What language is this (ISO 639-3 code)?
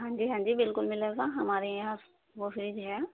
urd